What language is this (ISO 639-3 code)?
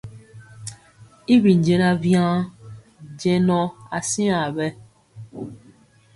mcx